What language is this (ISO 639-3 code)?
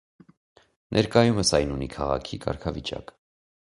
hye